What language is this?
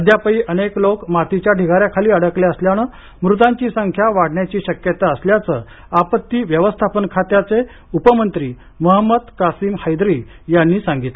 Marathi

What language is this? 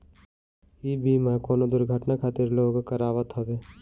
Bhojpuri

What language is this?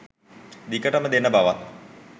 Sinhala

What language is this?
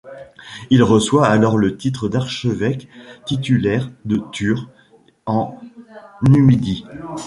French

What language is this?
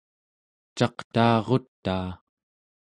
Central Yupik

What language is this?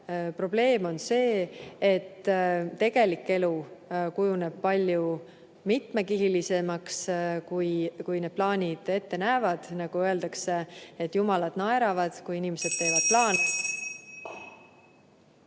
Estonian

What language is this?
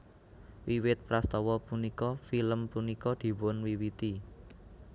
Javanese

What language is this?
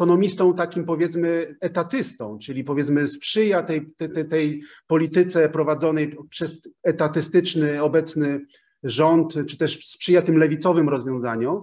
Polish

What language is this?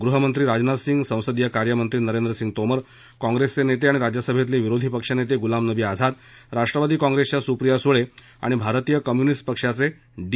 Marathi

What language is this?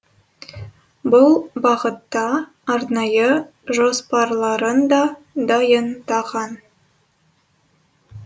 Kazakh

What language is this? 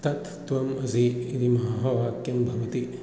Sanskrit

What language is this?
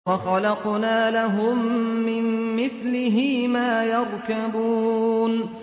Arabic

